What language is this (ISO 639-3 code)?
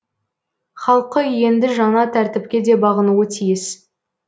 kaz